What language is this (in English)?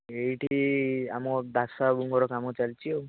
Odia